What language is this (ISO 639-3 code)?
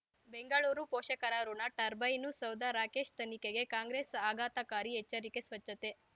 kan